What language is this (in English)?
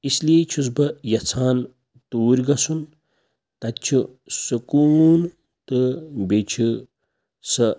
Kashmiri